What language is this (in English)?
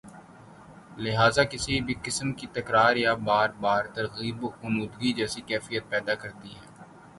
Urdu